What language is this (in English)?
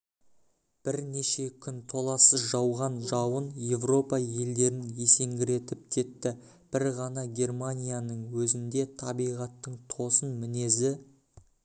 Kazakh